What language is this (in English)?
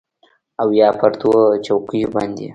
Pashto